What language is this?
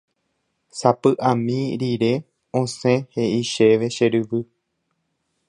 Guarani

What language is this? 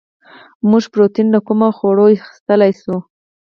Pashto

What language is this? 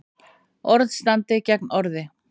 Icelandic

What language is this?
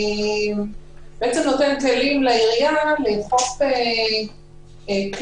Hebrew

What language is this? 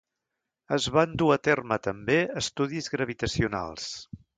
Catalan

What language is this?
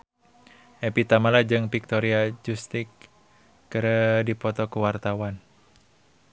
Sundanese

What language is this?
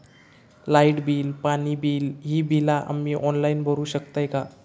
Marathi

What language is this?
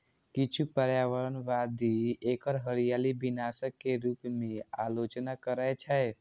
Maithili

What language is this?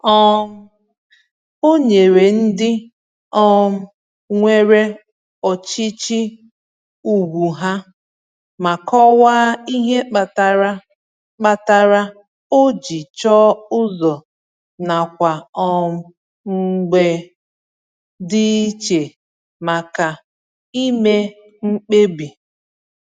Igbo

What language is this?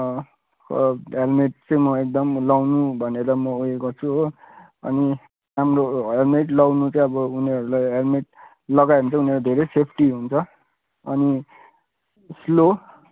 Nepali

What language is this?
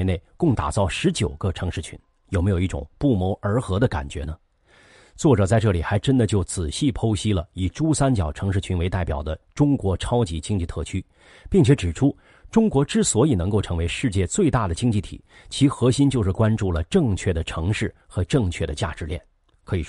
Chinese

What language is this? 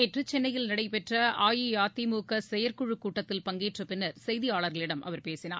Tamil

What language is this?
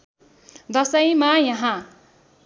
Nepali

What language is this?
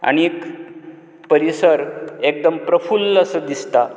Konkani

